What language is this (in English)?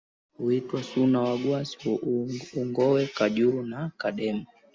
Swahili